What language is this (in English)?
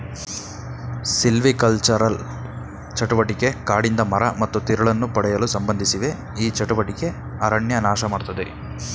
Kannada